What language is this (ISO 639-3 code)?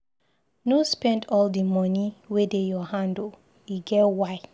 pcm